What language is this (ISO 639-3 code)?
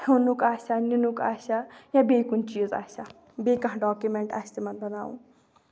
kas